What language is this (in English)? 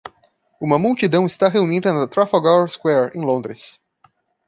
Portuguese